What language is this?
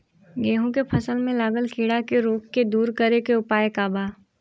Bhojpuri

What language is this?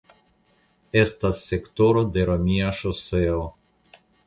Esperanto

